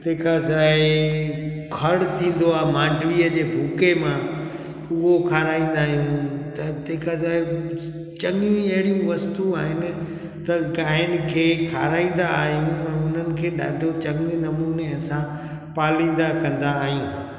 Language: Sindhi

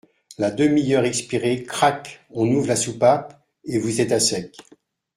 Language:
French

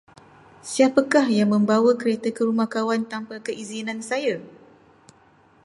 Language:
Malay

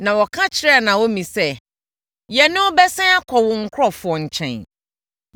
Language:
Akan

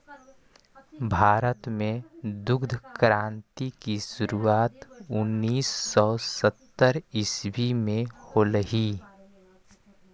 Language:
Magahi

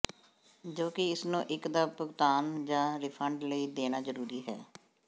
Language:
Punjabi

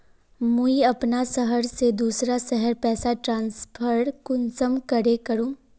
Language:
Magahi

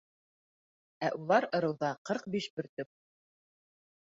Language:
Bashkir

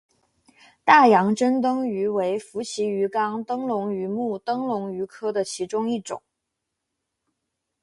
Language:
Chinese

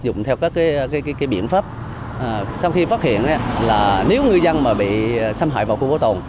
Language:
Vietnamese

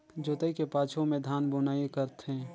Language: Chhattisgarhi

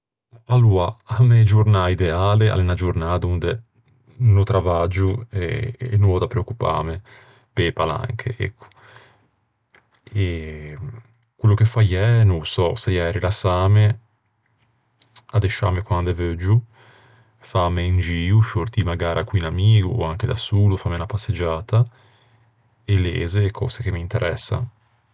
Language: Ligurian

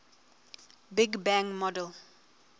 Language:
Southern Sotho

